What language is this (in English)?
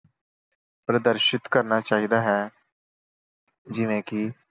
Punjabi